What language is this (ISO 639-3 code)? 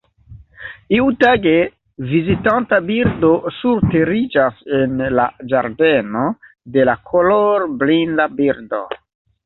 epo